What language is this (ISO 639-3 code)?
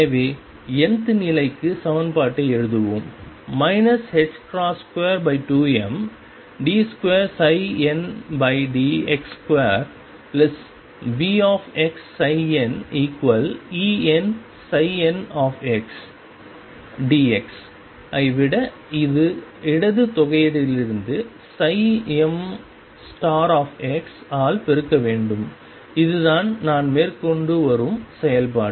tam